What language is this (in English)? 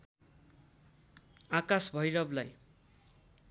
Nepali